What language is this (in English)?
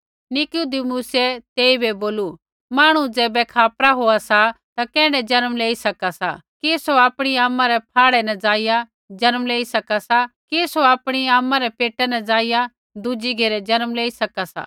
Kullu Pahari